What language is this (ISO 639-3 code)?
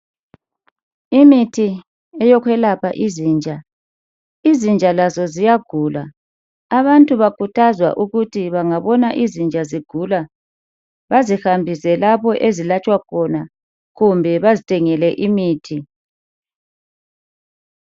nde